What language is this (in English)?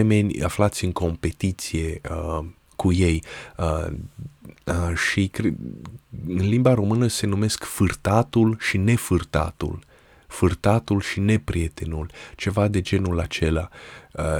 Romanian